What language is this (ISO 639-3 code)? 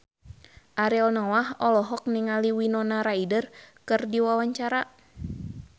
sun